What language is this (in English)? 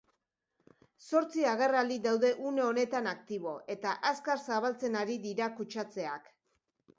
Basque